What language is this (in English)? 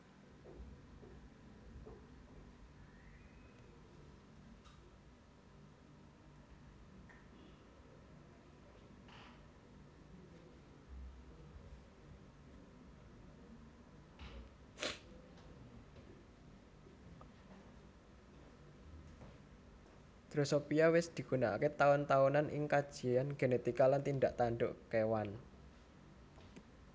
Javanese